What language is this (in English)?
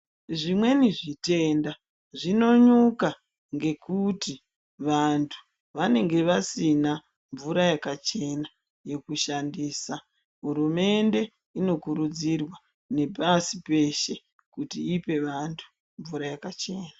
Ndau